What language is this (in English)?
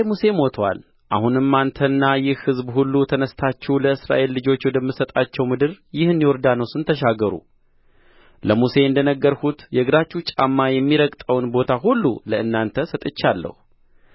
Amharic